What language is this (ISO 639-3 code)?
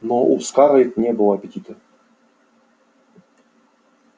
rus